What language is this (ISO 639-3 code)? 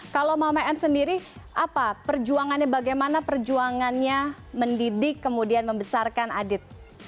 ind